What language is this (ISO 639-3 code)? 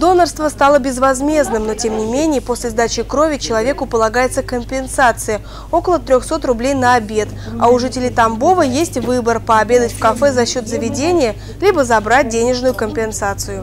rus